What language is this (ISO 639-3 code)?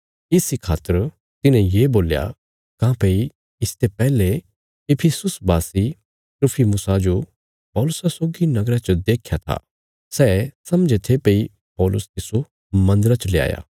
kfs